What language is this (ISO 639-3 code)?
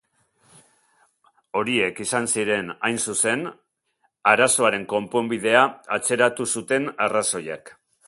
eus